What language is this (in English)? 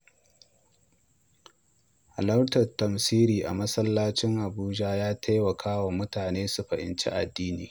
Hausa